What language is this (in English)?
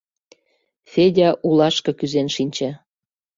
Mari